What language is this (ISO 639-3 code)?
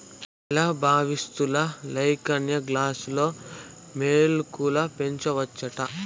tel